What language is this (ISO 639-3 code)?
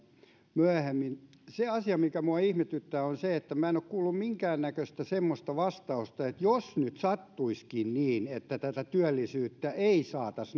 fin